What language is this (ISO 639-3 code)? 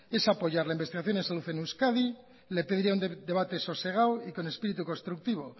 spa